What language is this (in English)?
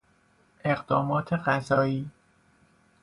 Persian